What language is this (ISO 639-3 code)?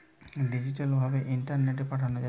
ben